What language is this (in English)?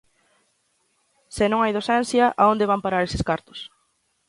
Galician